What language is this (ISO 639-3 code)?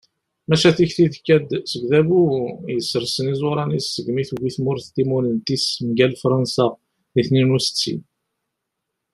kab